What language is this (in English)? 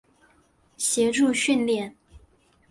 Chinese